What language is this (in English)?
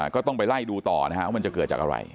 Thai